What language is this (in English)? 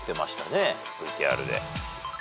Japanese